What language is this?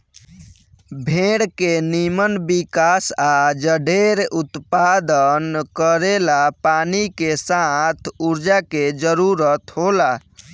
Bhojpuri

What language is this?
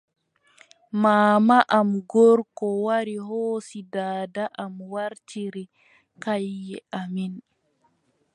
Adamawa Fulfulde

